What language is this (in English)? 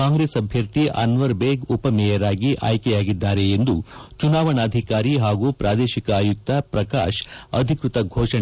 Kannada